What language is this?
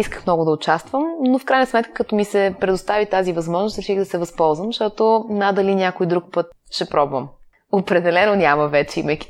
Bulgarian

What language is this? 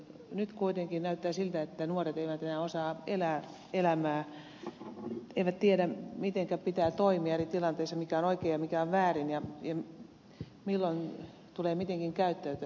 Finnish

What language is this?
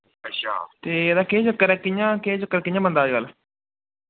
Dogri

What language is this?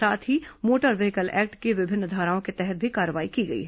Hindi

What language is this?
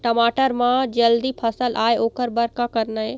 Chhattisgarhi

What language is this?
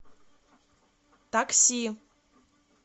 Russian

